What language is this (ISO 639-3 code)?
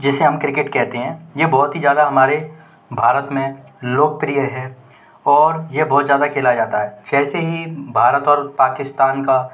hin